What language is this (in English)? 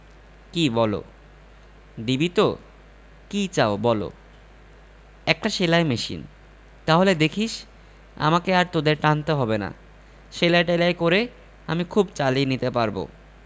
Bangla